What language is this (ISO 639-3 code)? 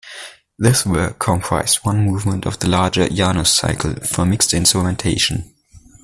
eng